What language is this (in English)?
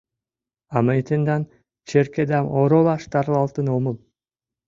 Mari